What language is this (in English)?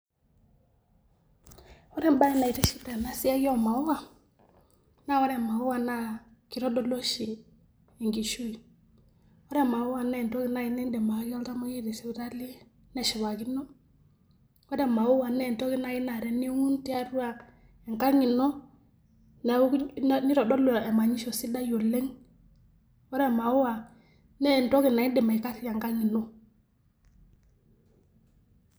Masai